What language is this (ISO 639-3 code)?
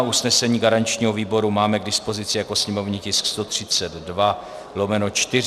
ces